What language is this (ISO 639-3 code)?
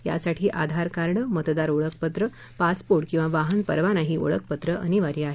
mar